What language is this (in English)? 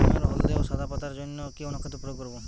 Bangla